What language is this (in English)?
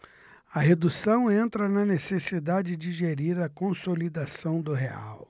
Portuguese